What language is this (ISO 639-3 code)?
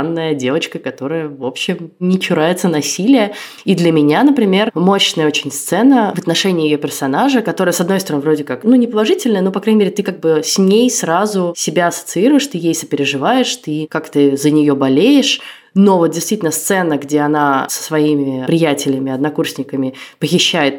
rus